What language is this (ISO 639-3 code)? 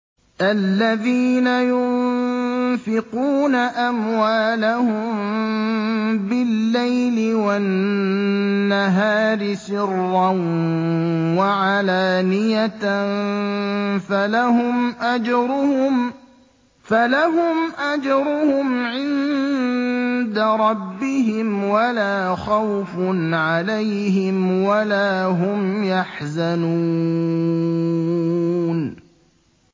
ara